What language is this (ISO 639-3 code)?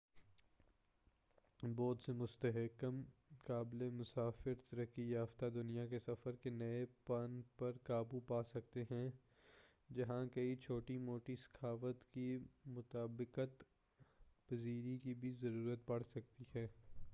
urd